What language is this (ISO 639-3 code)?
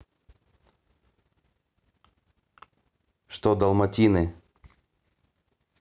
rus